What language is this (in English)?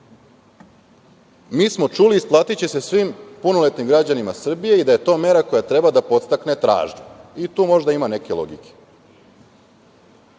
Serbian